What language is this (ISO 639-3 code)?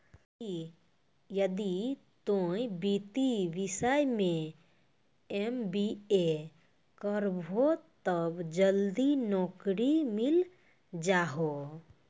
mai